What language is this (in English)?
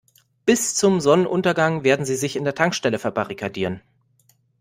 German